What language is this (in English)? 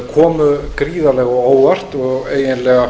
Icelandic